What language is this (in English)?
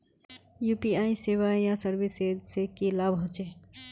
Magahi